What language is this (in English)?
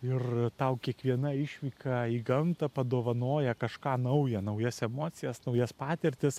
Lithuanian